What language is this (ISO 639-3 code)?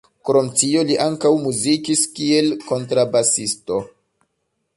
epo